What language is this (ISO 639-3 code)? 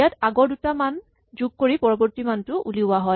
asm